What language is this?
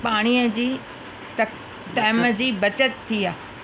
Sindhi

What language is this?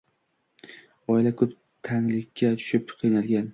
Uzbek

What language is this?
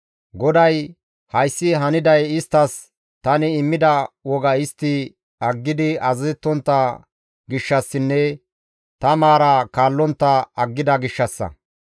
Gamo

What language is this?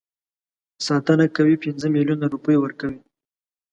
Pashto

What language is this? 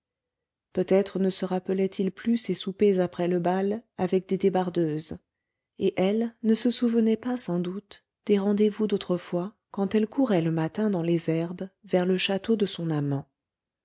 French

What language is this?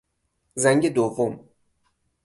Persian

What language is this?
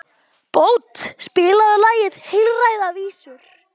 Icelandic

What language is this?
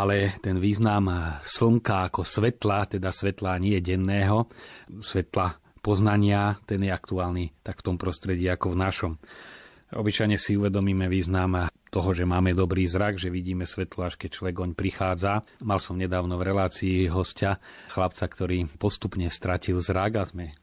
Slovak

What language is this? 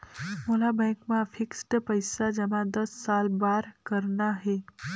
Chhattisgarhi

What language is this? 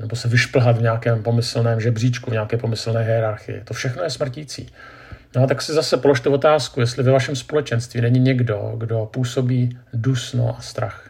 Czech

